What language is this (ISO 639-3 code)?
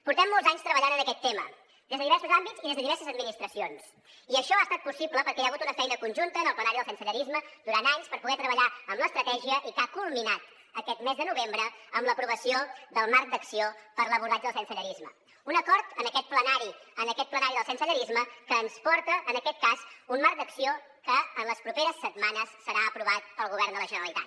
cat